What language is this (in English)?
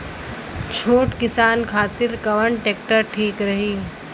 Bhojpuri